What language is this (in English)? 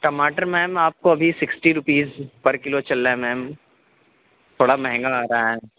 Urdu